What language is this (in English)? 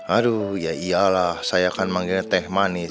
Indonesian